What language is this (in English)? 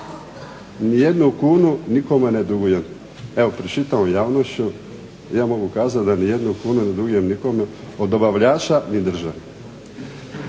Croatian